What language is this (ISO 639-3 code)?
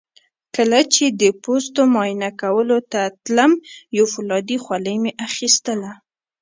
pus